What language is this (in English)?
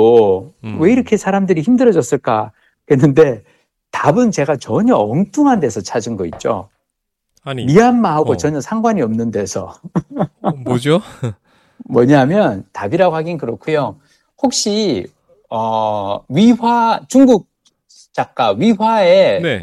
Korean